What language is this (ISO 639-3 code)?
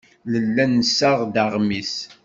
kab